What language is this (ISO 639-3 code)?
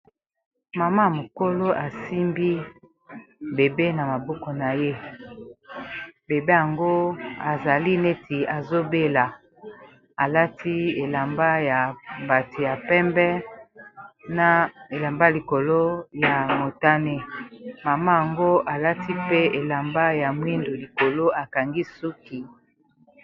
lin